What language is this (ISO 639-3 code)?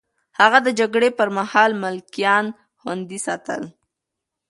pus